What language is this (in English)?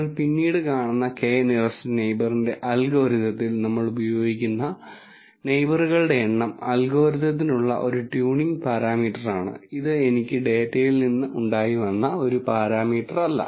Malayalam